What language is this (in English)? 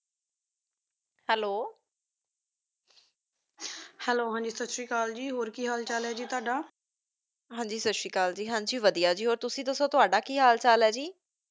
Punjabi